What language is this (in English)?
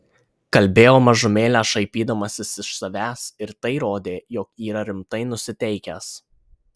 Lithuanian